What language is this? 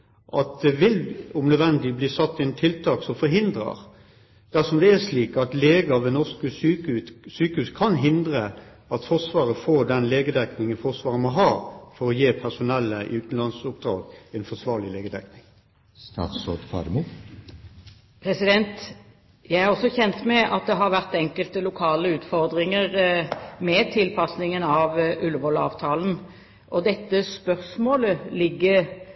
Norwegian Bokmål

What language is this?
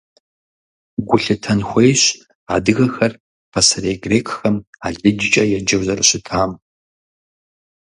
Kabardian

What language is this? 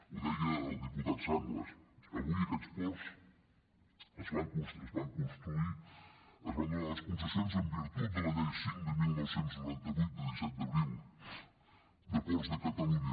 Catalan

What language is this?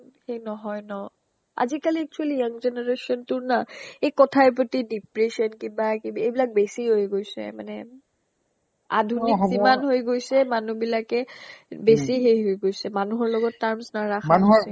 Assamese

